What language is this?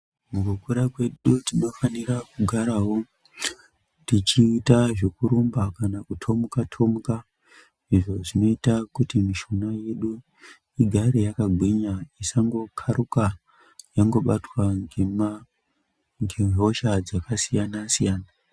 Ndau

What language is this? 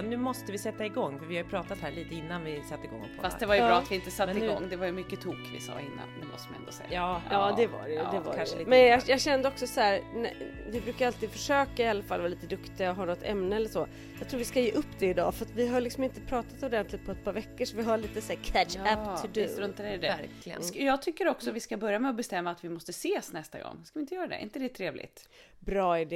Swedish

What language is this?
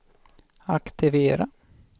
Swedish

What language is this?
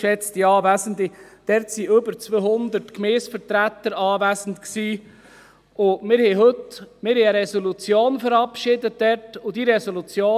Swiss German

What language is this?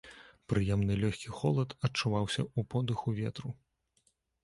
Belarusian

